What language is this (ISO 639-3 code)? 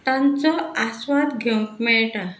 kok